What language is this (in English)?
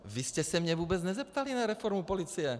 Czech